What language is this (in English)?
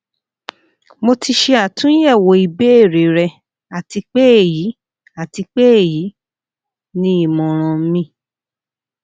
Yoruba